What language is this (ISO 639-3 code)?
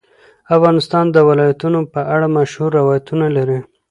pus